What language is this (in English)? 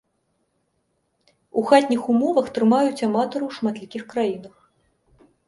Belarusian